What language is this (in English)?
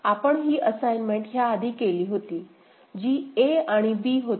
Marathi